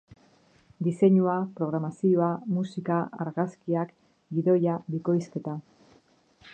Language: Basque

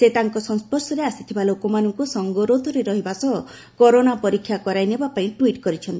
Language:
Odia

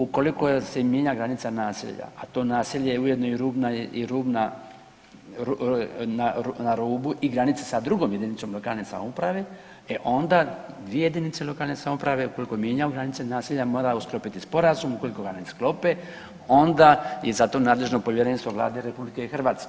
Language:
Croatian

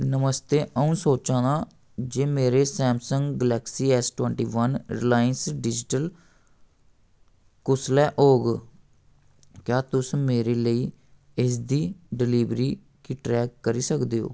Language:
Dogri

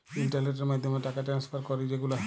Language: Bangla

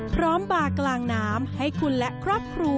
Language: Thai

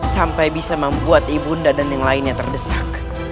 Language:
Indonesian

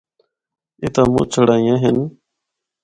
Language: Northern Hindko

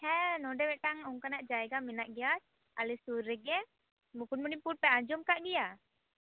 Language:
Santali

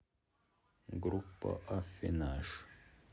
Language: Russian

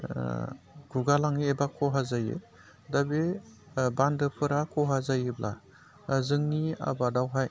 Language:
Bodo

